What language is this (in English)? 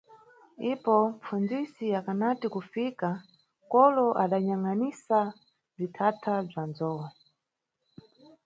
Nyungwe